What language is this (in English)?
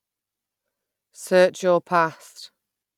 English